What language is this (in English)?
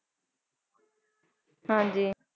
Punjabi